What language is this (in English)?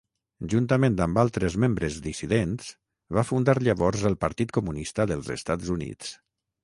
Catalan